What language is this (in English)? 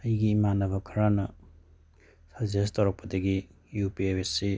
Manipuri